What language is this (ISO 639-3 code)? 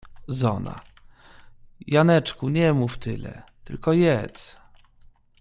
pol